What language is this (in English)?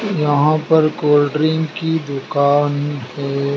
Hindi